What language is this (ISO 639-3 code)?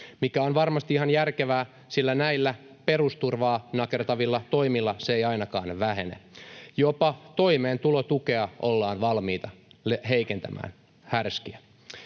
fin